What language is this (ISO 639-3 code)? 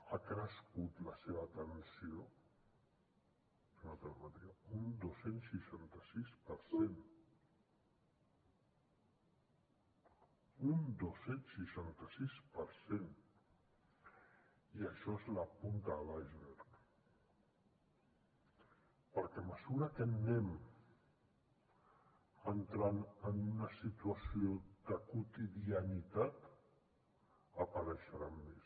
cat